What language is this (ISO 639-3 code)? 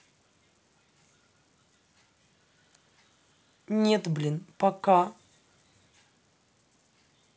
rus